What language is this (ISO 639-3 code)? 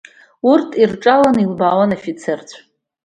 abk